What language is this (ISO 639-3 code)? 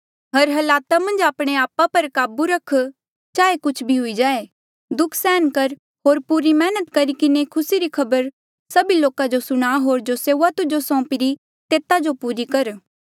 mjl